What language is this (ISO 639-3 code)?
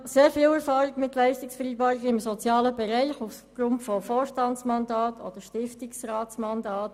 gsw